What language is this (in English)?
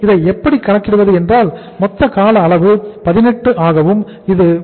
Tamil